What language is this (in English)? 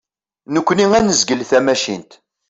Kabyle